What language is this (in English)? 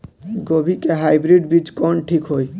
Bhojpuri